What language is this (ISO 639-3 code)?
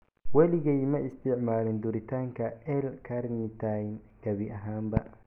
som